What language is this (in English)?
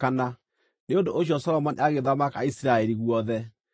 Kikuyu